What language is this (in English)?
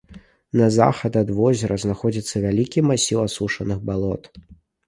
Belarusian